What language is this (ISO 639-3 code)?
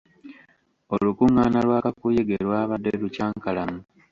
lug